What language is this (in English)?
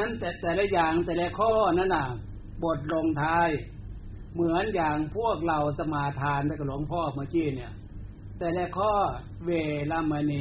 Thai